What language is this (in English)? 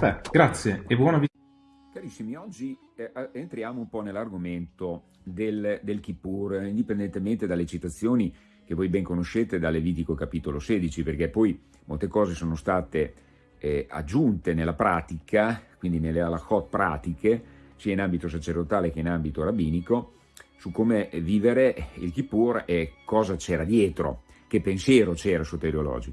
Italian